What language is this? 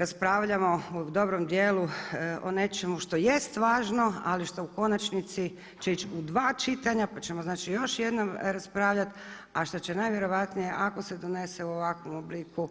Croatian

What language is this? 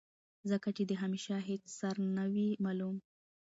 Pashto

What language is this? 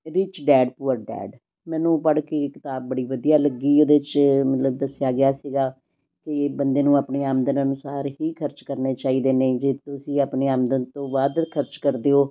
Punjabi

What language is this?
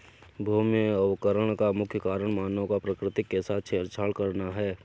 Hindi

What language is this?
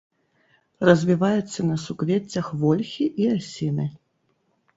Belarusian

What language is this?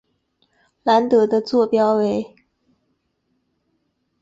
Chinese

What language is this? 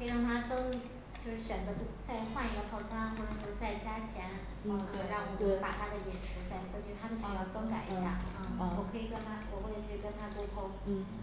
Chinese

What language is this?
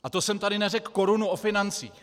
Czech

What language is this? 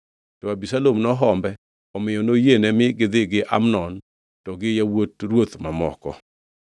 Luo (Kenya and Tanzania)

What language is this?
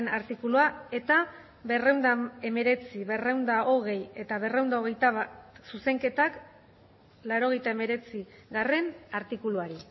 Basque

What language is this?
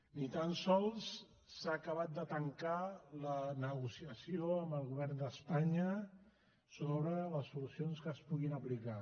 Catalan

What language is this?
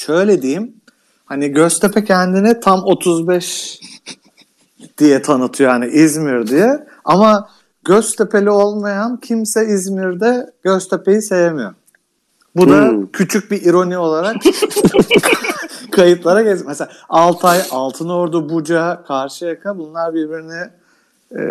Turkish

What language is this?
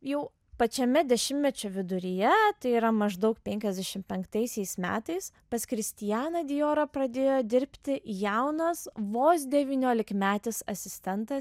Lithuanian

